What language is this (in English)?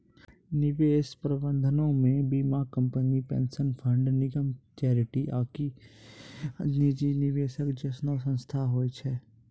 Maithili